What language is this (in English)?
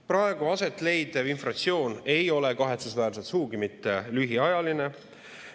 Estonian